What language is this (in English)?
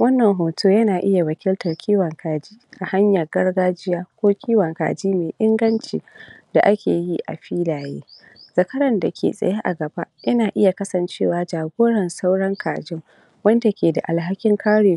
Hausa